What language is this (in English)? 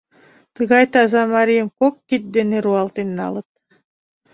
Mari